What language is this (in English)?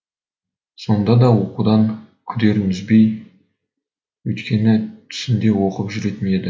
Kazakh